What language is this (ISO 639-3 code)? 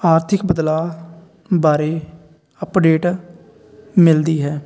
pan